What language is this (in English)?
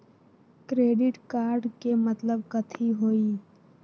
Magahi